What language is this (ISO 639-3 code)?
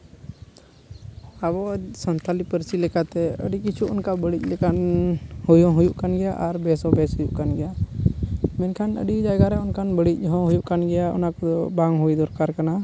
sat